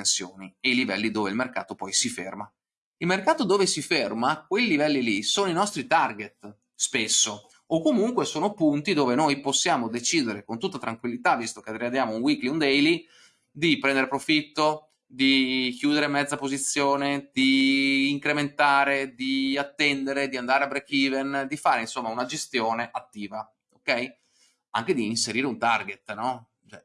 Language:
Italian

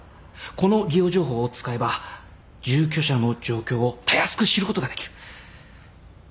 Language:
Japanese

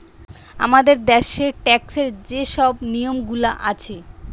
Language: Bangla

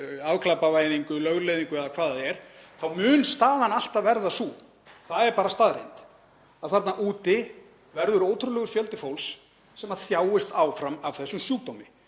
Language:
Icelandic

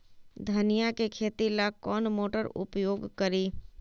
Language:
Magahi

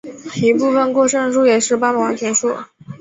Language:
Chinese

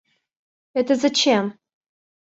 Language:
Russian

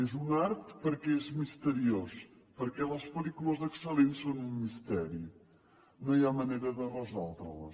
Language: Catalan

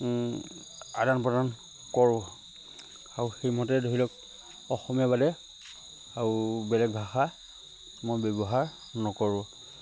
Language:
Assamese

